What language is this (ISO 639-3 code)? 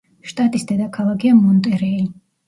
kat